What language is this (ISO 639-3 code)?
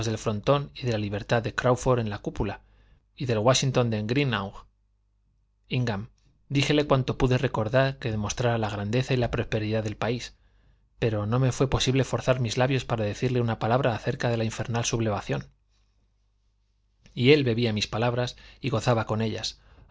spa